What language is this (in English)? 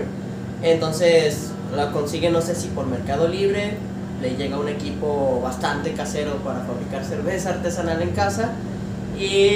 Spanish